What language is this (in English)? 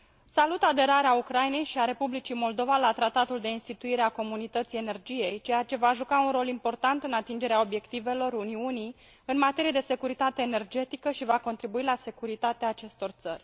Romanian